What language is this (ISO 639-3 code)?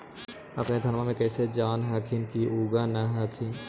mag